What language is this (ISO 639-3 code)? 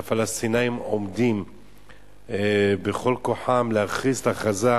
heb